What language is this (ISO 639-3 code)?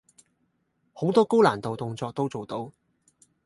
yue